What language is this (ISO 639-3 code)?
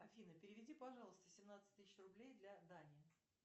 rus